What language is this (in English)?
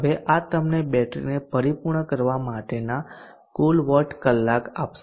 Gujarati